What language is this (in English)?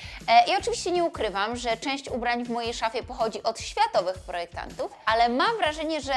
Polish